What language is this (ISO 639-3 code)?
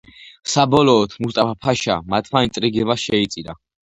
kat